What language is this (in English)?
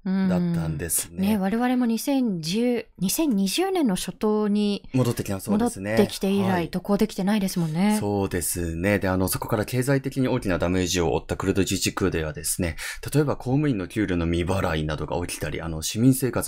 Japanese